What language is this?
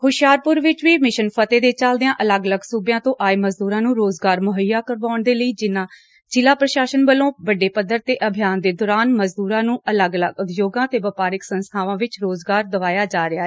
Punjabi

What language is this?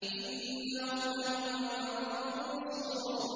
Arabic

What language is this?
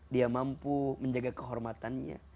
Indonesian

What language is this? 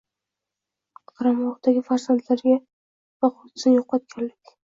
Uzbek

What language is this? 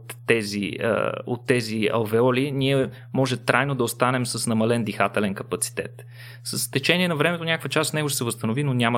Bulgarian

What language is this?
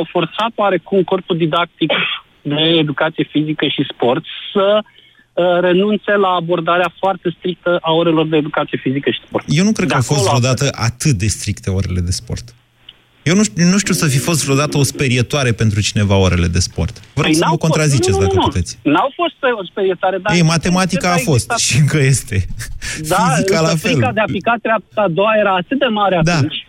Romanian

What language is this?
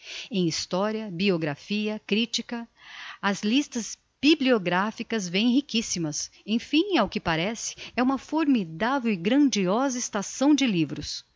Portuguese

